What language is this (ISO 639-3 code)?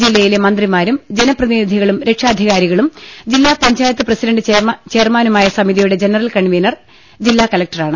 mal